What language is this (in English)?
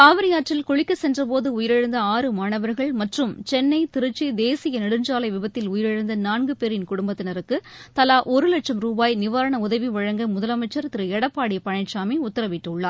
Tamil